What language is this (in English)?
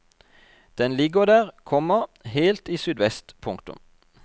Norwegian